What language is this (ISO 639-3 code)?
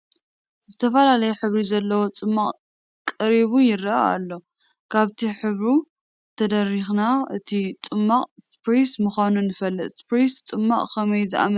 tir